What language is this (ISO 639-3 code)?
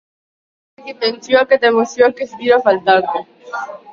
eus